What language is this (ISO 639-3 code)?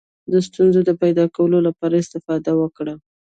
pus